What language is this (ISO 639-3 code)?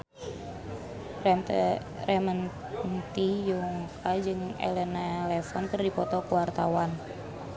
sun